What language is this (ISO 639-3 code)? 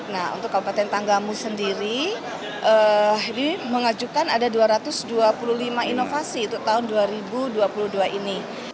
ind